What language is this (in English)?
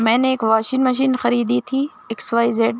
Urdu